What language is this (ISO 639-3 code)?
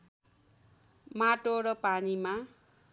nep